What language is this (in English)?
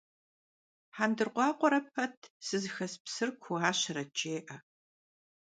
Kabardian